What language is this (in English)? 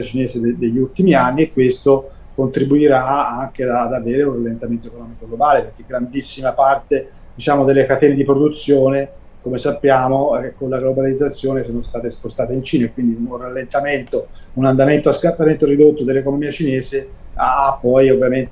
Italian